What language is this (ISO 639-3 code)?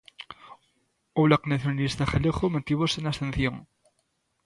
glg